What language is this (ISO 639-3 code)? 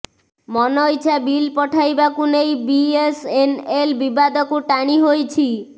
ori